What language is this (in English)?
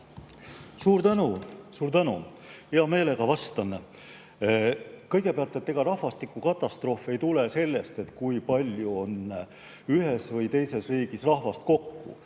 Estonian